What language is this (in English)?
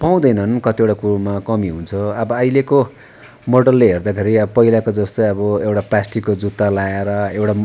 Nepali